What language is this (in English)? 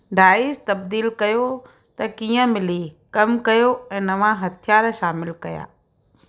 Sindhi